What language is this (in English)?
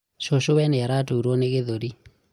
Kikuyu